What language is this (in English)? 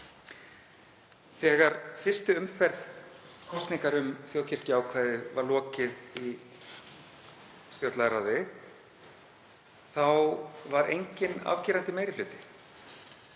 Icelandic